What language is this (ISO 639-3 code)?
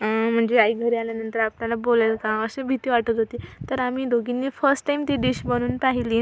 mar